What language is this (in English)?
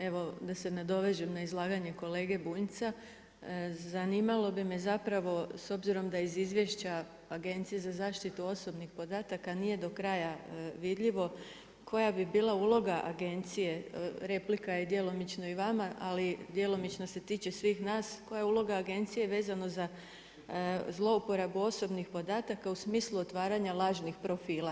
Croatian